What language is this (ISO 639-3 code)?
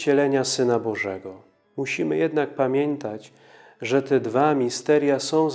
pol